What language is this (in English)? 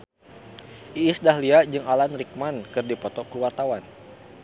Sundanese